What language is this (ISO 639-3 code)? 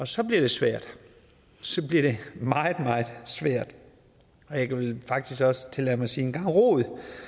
dan